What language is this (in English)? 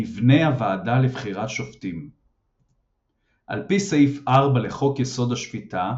Hebrew